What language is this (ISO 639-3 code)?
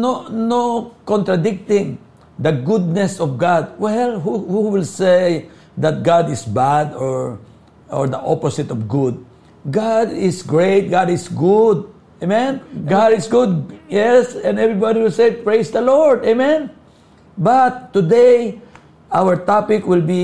fil